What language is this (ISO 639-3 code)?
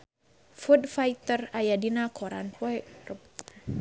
sun